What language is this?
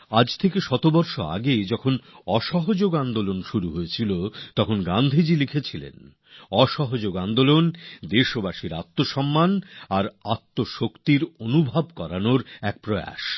Bangla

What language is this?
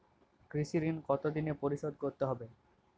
Bangla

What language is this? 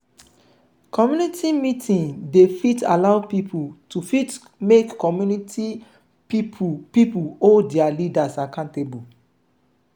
Nigerian Pidgin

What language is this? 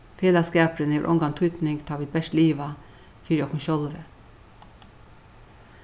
Faroese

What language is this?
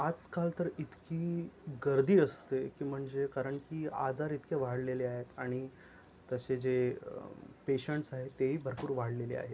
Marathi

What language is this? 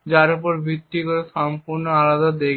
Bangla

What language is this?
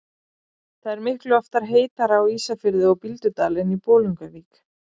Icelandic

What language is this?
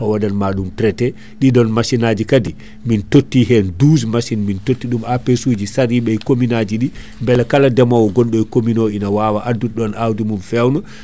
Fula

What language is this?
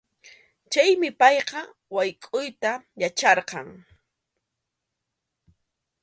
Arequipa-La Unión Quechua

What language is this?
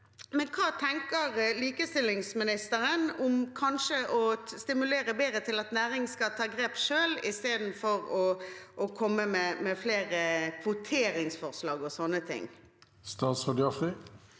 Norwegian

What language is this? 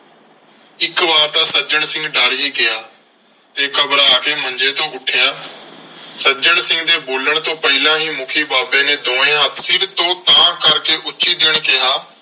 Punjabi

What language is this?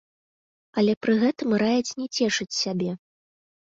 Belarusian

